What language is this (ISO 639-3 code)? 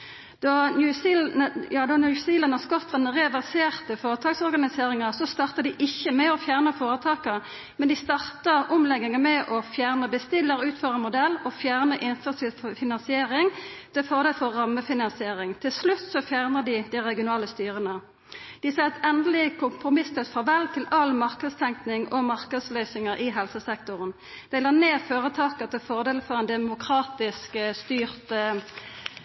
nno